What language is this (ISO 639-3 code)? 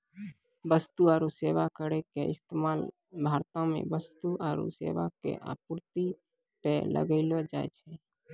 mai